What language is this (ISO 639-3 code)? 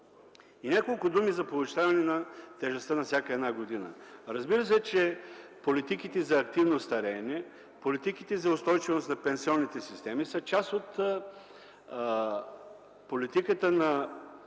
bul